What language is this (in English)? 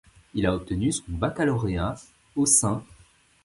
French